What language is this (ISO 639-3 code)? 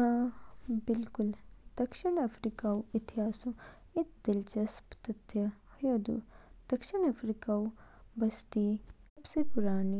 kfk